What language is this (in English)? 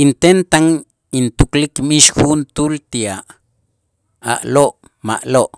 Itzá